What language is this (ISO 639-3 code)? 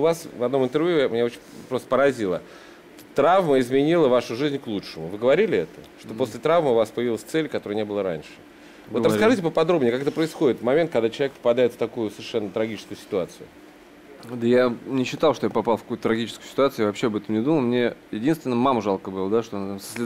rus